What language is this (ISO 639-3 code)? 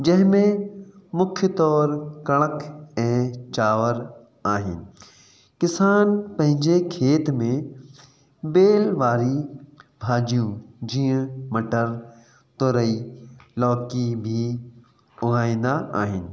snd